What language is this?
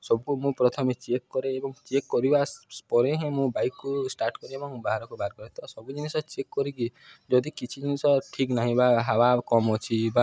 Odia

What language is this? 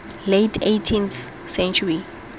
Tswana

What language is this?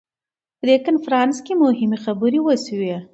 Pashto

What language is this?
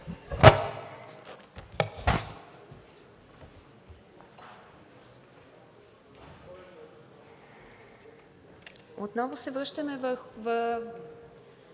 Bulgarian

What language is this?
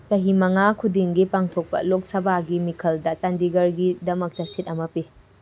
Manipuri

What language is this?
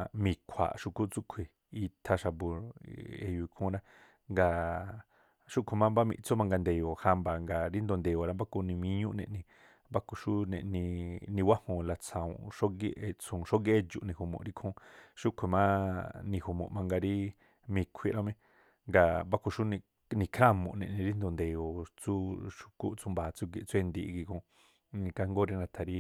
Tlacoapa Me'phaa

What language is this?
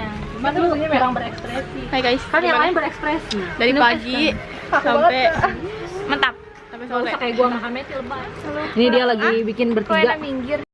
Indonesian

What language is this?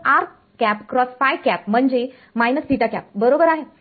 Marathi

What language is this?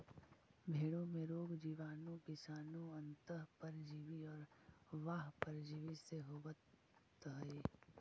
Magahi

